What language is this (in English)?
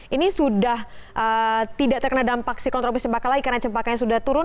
Indonesian